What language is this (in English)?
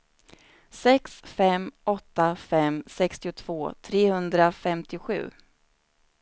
Swedish